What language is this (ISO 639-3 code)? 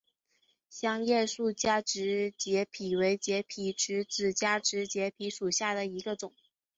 zho